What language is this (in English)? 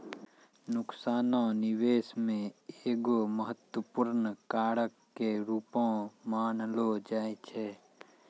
Maithili